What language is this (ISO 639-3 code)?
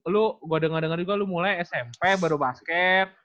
ind